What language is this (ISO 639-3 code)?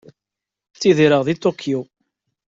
kab